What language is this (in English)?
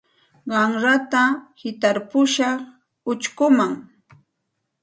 Santa Ana de Tusi Pasco Quechua